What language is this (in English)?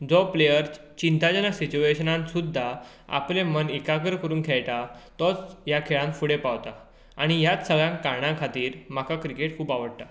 Konkani